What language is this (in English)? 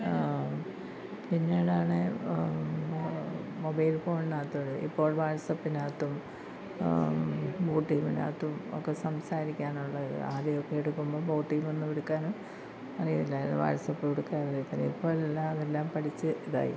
Malayalam